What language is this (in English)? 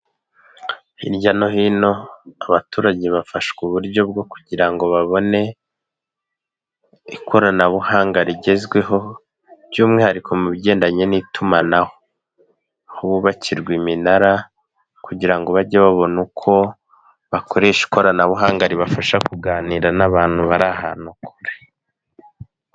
Kinyarwanda